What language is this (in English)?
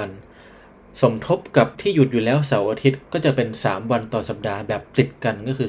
Thai